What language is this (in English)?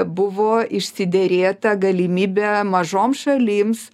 Lithuanian